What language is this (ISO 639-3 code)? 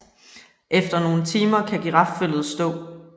dan